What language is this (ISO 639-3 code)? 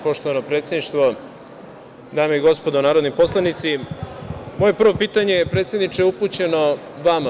srp